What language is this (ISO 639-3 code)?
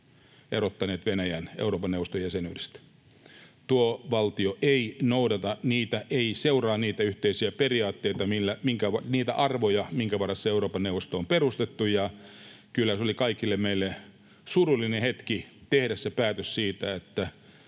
fin